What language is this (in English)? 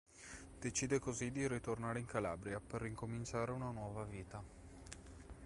Italian